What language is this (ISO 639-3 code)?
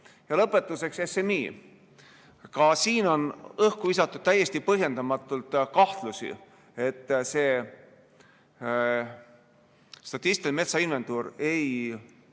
est